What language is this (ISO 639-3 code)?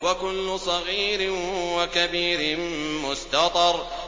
ara